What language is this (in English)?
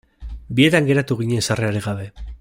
Basque